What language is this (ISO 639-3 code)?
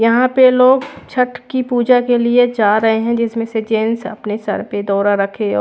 hin